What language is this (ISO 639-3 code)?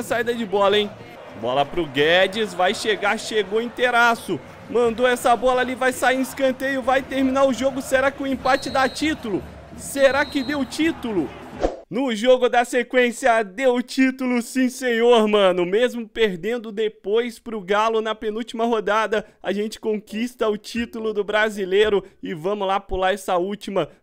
por